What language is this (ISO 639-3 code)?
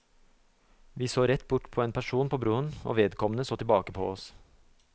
nor